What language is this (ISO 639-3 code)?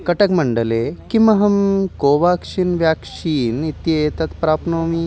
san